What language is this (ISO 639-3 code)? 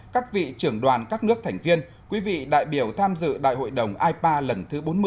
vie